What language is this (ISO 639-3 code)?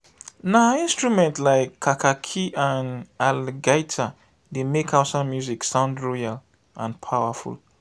pcm